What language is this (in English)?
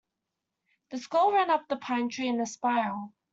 English